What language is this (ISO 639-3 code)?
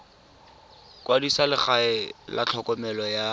tsn